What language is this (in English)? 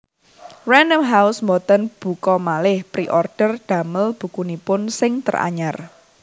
Javanese